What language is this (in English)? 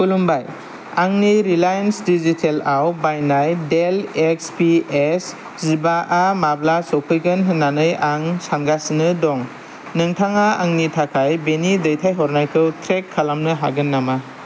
Bodo